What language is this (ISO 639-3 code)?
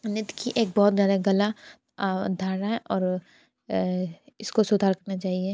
hin